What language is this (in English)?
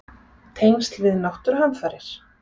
Icelandic